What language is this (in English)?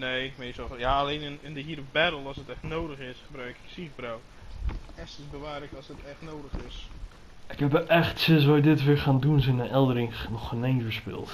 Dutch